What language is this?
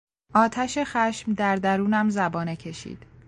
Persian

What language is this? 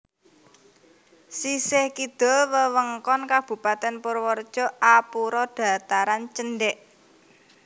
Javanese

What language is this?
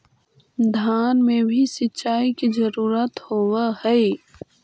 Magahi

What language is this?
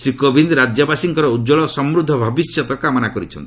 Odia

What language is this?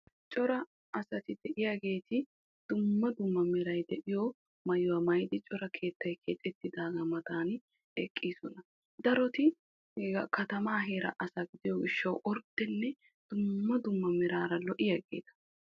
Wolaytta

